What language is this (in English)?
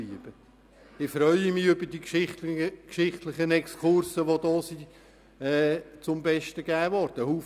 Swiss German